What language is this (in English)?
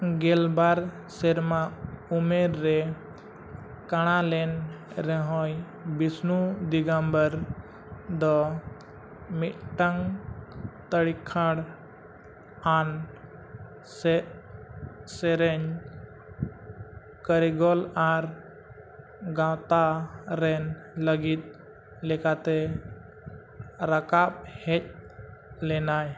Santali